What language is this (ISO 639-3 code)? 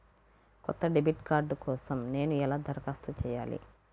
tel